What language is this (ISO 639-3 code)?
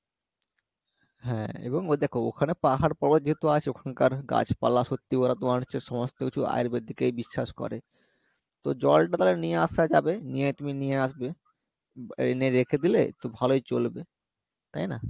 ben